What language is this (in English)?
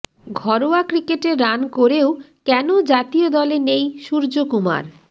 Bangla